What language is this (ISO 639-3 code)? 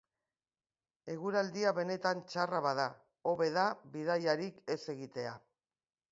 eus